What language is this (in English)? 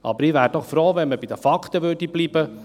Swiss German